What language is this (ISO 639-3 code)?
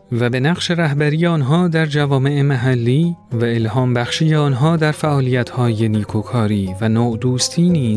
fas